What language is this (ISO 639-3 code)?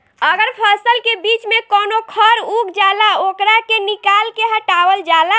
bho